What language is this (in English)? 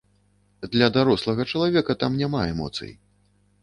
Belarusian